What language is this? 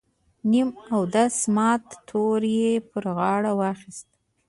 Pashto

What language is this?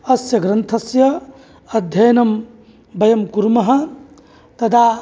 Sanskrit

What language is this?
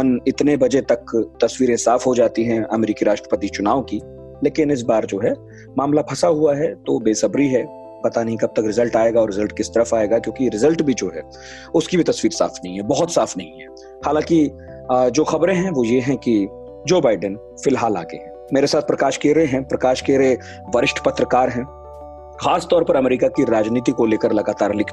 Hindi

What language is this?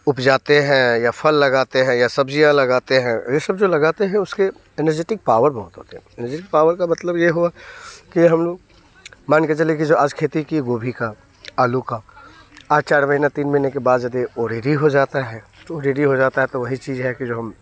Hindi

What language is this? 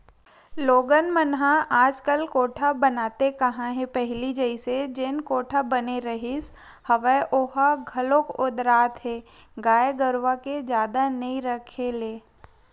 Chhattisgarhi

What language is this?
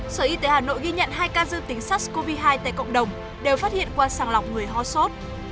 Vietnamese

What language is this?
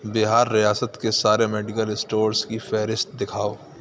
Urdu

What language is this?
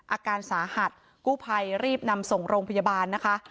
Thai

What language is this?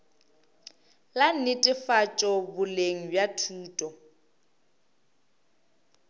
Northern Sotho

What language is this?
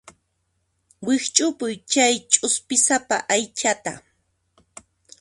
Puno Quechua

